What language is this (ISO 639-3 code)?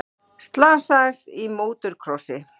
isl